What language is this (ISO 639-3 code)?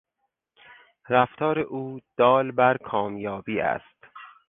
fas